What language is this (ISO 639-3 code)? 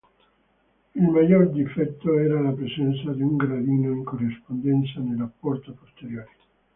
ita